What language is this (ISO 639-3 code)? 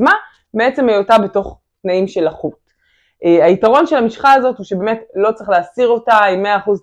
heb